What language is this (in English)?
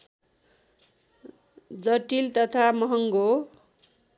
Nepali